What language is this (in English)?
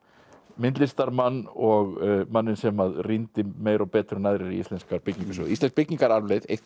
Icelandic